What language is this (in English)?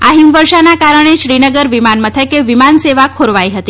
Gujarati